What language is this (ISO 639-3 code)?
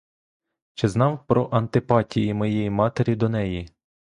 ukr